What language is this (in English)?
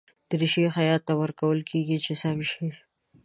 Pashto